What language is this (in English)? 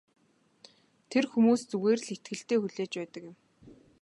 Mongolian